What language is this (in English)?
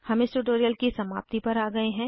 Hindi